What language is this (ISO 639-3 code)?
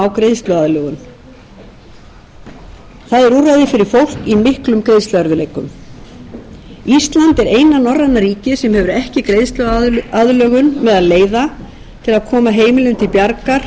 isl